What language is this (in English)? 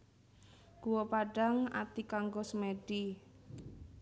Javanese